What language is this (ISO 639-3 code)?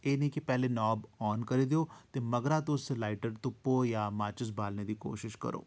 doi